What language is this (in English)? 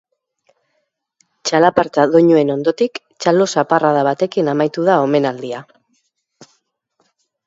Basque